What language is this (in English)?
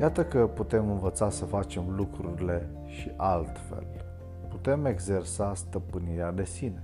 Romanian